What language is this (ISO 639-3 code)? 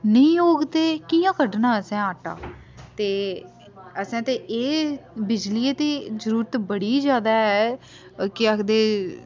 doi